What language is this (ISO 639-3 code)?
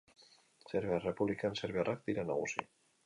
eus